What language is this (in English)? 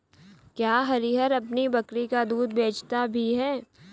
Hindi